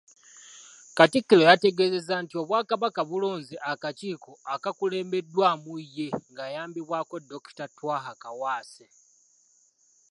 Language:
Ganda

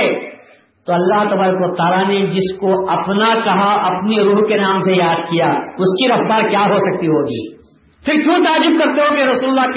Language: Urdu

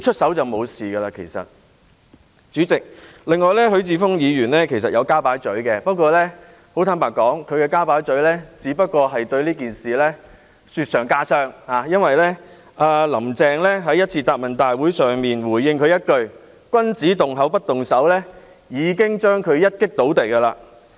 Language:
Cantonese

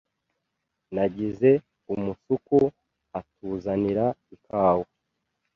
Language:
Kinyarwanda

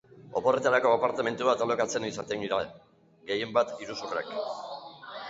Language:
Basque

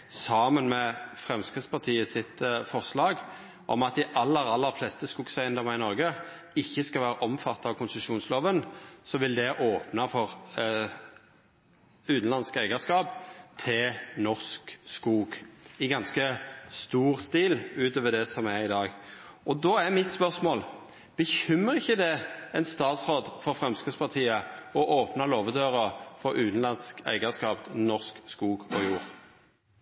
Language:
Norwegian Nynorsk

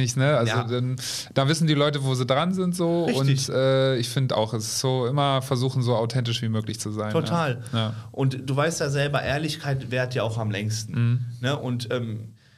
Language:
German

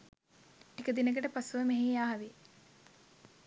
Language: Sinhala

